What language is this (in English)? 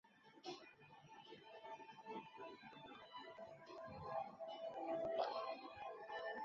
Chinese